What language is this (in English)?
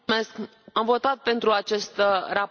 Romanian